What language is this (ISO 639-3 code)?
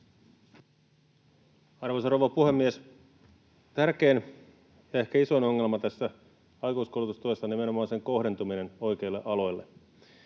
fin